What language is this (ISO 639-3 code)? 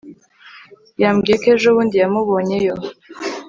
kin